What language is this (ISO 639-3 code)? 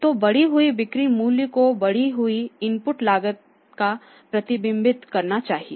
hin